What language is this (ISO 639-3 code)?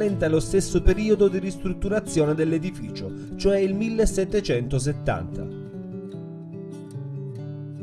ita